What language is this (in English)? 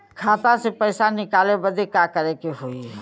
Bhojpuri